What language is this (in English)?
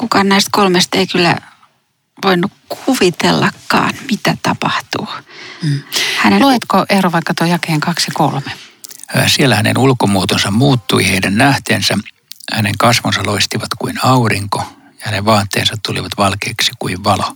Finnish